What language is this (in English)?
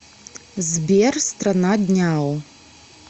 Russian